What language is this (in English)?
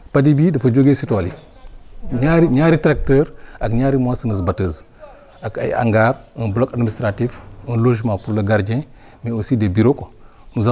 Wolof